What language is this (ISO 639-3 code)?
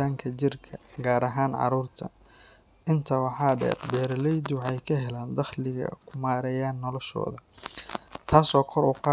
som